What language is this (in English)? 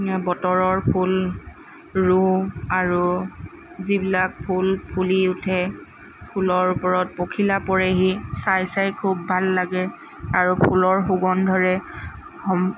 Assamese